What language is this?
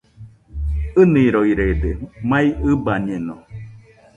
Nüpode Huitoto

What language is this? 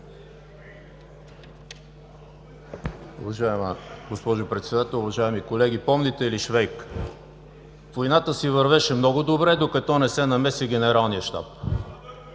Bulgarian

